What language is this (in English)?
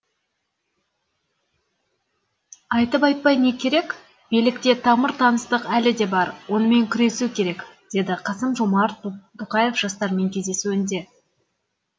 Kazakh